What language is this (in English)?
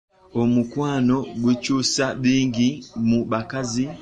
Ganda